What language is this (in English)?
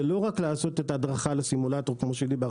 Hebrew